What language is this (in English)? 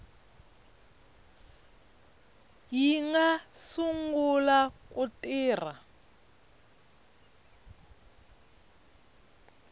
Tsonga